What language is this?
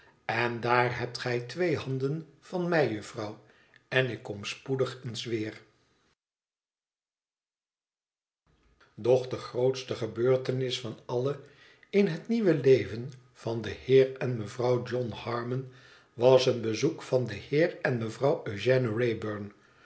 Dutch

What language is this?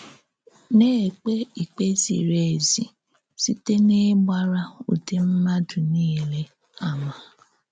Igbo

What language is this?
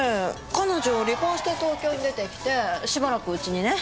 Japanese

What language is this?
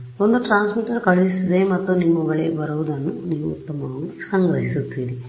Kannada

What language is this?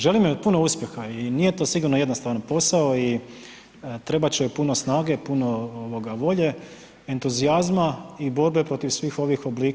Croatian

